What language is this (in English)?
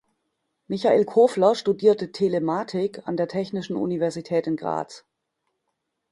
German